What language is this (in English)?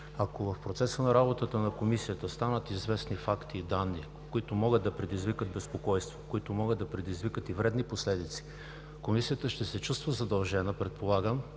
Bulgarian